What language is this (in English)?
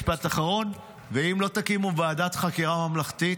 Hebrew